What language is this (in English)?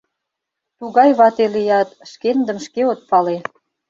Mari